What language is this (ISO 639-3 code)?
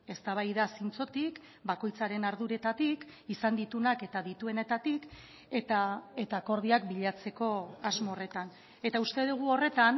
eus